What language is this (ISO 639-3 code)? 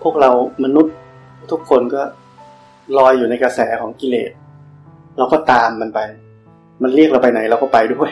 tha